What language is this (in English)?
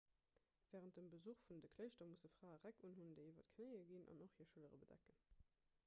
Luxembourgish